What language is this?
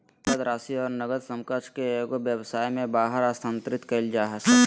Magahi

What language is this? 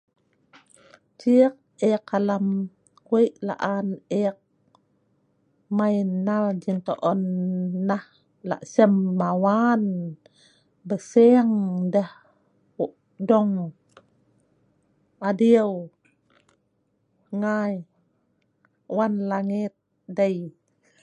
Sa'ban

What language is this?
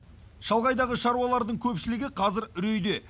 Kazakh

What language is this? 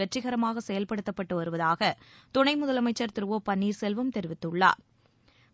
Tamil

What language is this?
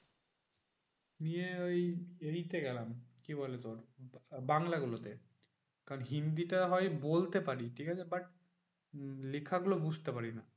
Bangla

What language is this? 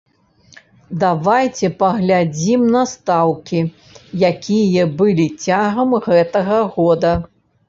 Belarusian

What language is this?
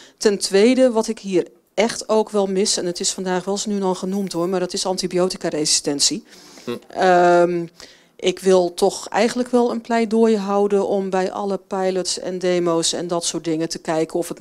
Dutch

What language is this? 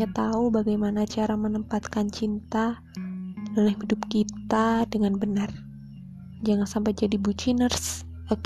Indonesian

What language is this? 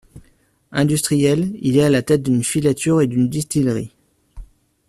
French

